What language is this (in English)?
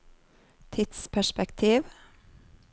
Norwegian